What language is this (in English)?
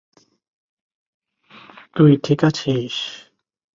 Bangla